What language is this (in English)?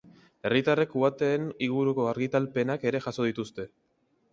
Basque